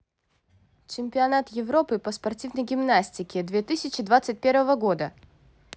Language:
Russian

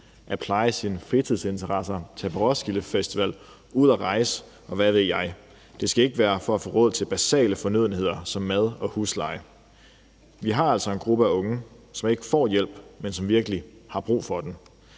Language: Danish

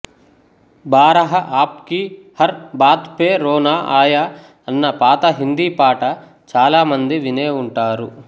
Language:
Telugu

